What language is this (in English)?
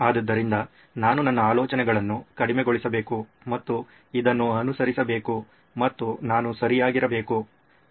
Kannada